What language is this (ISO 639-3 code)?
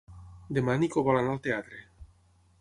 cat